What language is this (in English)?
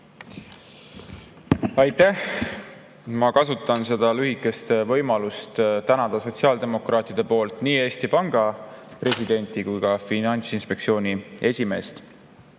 Estonian